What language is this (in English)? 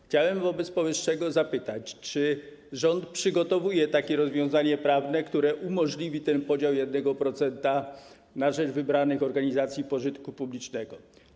Polish